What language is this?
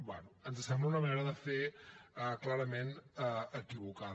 Catalan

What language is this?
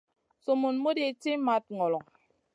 Masana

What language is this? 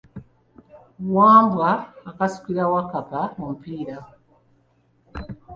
Ganda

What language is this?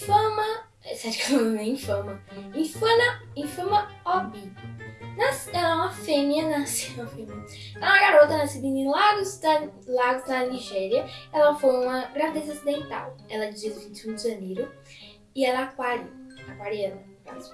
Portuguese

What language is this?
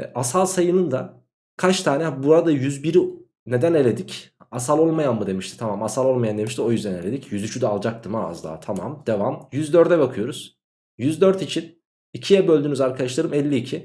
Turkish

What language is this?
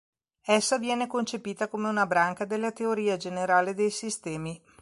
Italian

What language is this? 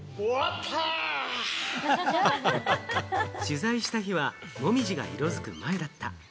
Japanese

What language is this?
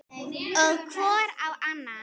Icelandic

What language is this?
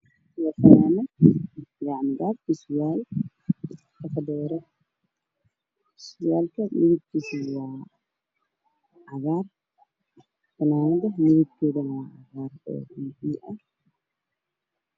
Somali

